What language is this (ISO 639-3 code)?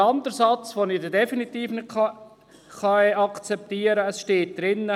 gsw